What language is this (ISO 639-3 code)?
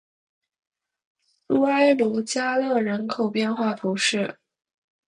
zho